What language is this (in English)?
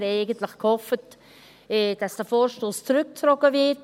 Swiss German